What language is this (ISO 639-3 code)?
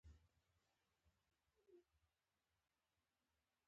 pus